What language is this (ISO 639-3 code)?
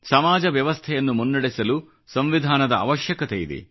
kan